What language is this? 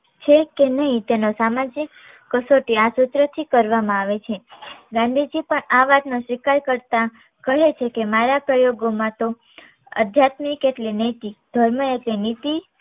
Gujarati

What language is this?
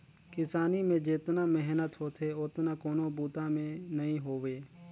Chhattisgarhi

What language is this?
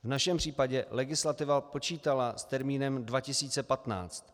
Czech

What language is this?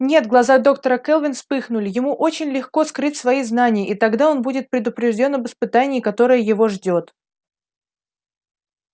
Russian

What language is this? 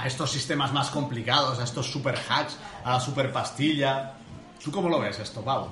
Spanish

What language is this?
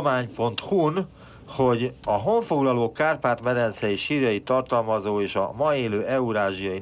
Hungarian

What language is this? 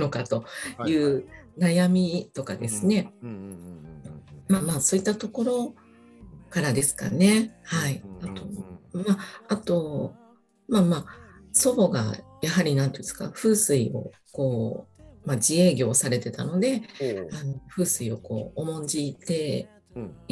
Japanese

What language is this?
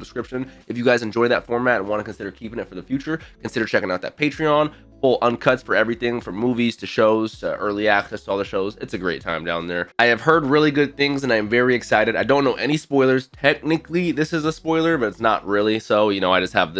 English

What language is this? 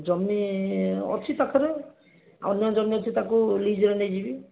Odia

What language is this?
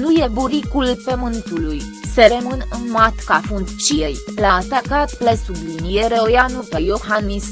Romanian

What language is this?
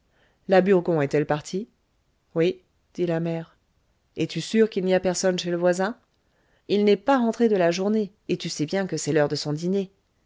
French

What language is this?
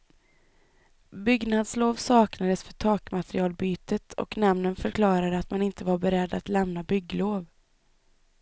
Swedish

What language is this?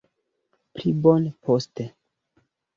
Esperanto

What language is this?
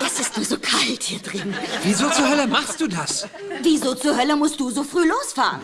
German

